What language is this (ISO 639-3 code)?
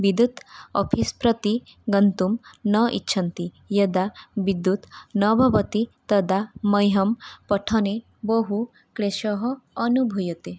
san